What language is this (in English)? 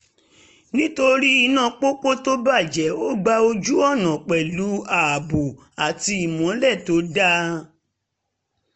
Yoruba